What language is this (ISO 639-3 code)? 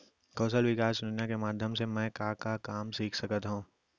hne